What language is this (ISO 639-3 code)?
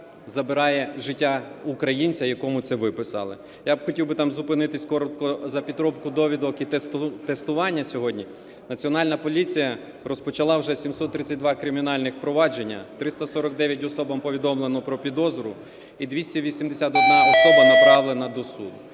ukr